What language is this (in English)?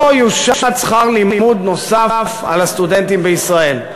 Hebrew